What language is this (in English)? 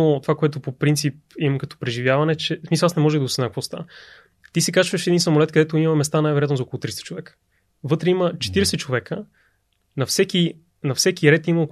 Bulgarian